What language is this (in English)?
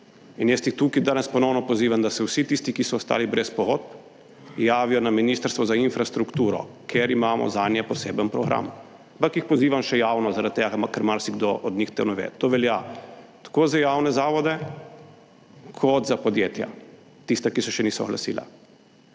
Slovenian